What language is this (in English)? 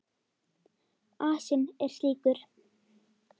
Icelandic